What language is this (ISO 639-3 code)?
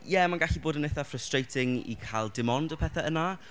cym